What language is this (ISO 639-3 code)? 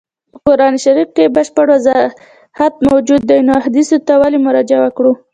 pus